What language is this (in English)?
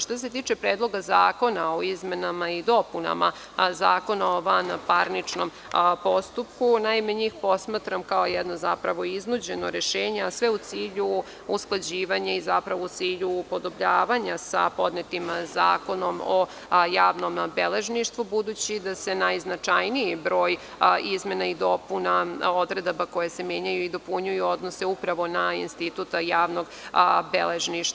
Serbian